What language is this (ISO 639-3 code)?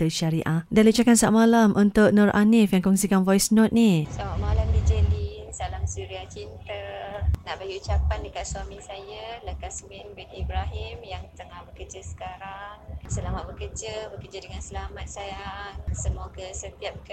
msa